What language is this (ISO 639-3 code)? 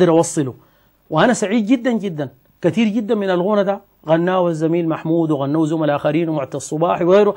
ara